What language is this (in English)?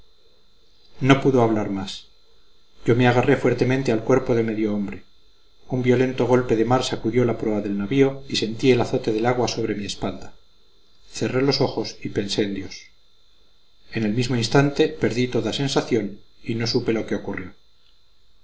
Spanish